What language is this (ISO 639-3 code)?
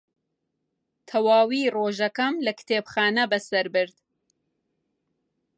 ckb